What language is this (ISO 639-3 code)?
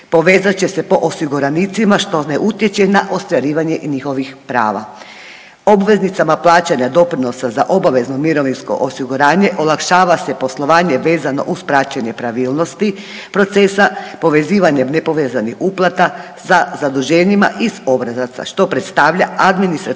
hrv